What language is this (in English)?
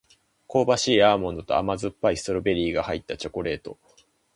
Japanese